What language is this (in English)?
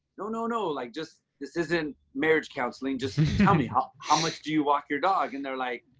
English